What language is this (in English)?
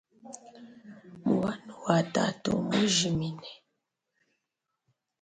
Luba-Lulua